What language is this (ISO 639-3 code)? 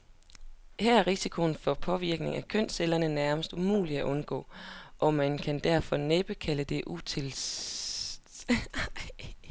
dan